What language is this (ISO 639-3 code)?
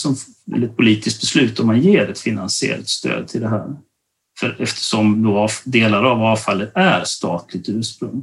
swe